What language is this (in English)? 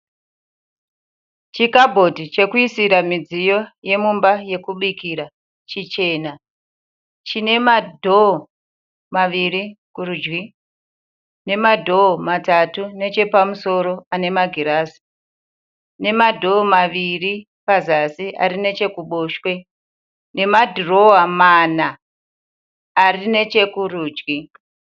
Shona